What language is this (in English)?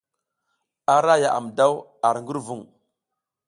South Giziga